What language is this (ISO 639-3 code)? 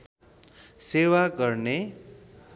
nep